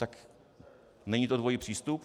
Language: Czech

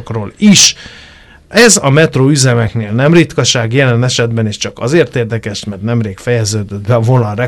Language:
Hungarian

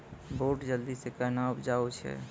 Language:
Maithili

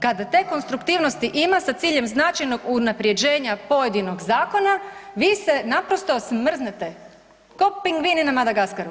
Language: Croatian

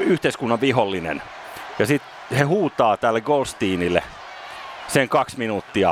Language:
Finnish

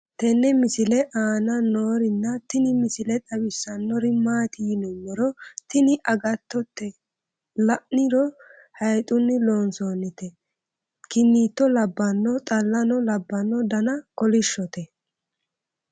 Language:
Sidamo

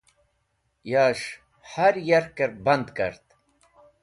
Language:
Wakhi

